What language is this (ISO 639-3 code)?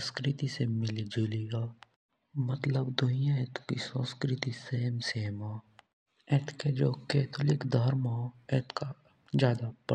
jns